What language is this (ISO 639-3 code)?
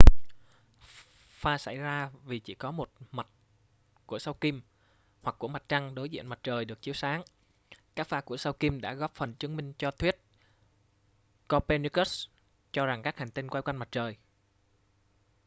vie